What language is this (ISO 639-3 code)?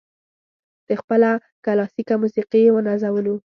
pus